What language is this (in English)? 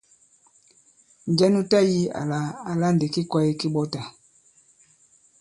Bankon